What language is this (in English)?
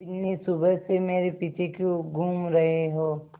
Hindi